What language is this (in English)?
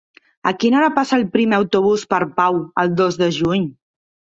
Catalan